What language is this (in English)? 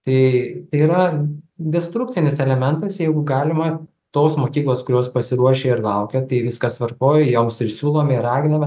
Lithuanian